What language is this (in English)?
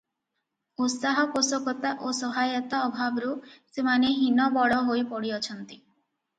Odia